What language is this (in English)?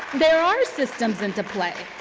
English